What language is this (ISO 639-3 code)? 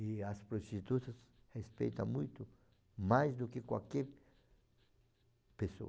por